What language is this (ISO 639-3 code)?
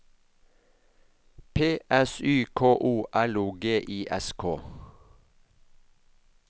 nor